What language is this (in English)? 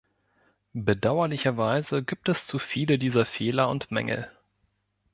German